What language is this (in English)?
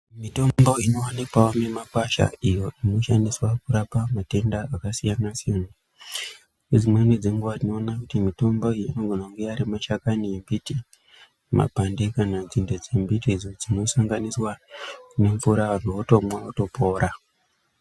Ndau